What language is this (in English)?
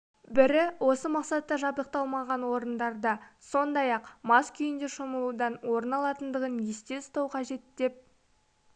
Kazakh